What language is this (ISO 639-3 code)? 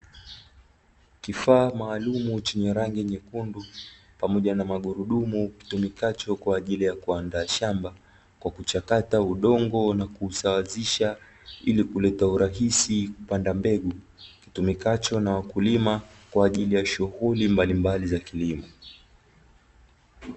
swa